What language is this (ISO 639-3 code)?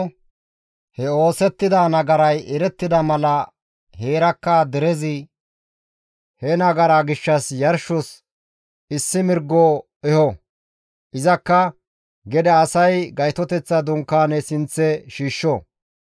gmv